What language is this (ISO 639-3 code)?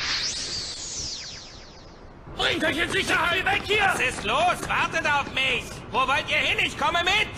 deu